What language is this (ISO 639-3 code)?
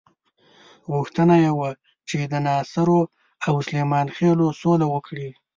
pus